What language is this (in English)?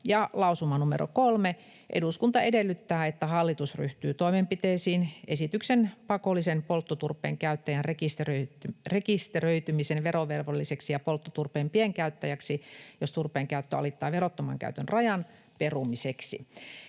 Finnish